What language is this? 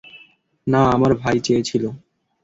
Bangla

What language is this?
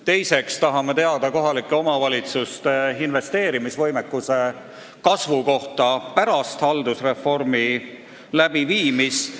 Estonian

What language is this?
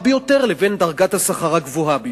Hebrew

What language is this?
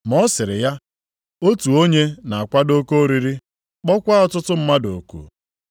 Igbo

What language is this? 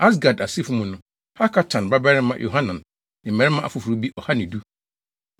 Akan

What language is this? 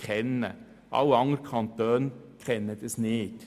Swiss German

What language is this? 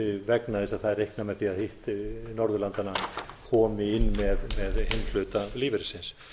Icelandic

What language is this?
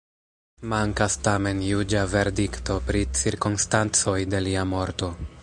Esperanto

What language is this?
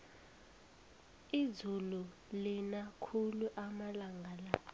South Ndebele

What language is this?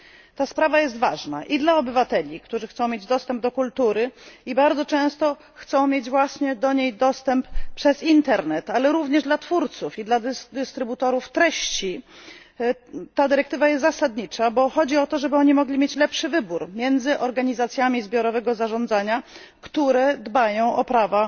Polish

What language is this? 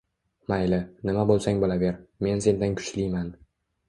Uzbek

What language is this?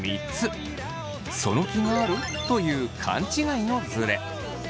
Japanese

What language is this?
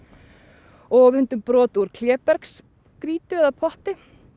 Icelandic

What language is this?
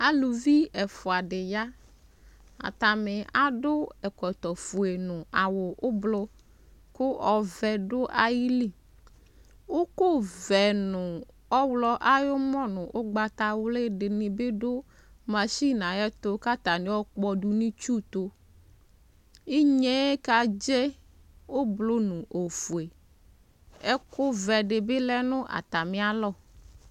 Ikposo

